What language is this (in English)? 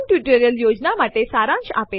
Gujarati